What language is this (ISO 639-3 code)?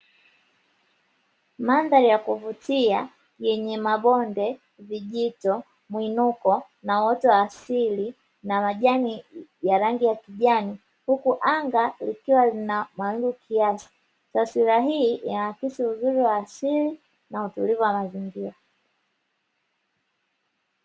swa